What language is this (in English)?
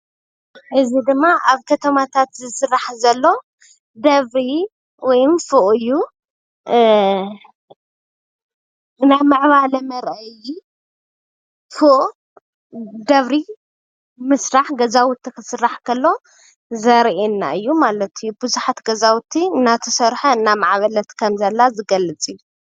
Tigrinya